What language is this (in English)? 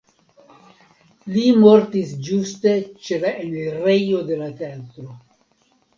Esperanto